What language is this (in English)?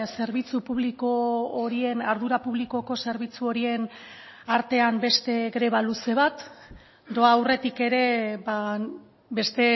Basque